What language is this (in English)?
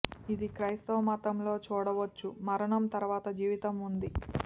Telugu